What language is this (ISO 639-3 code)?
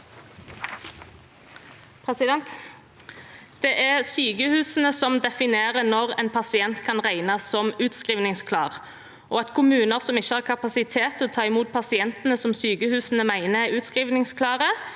nor